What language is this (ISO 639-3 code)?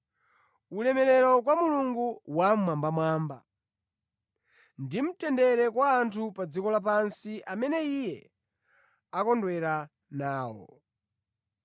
nya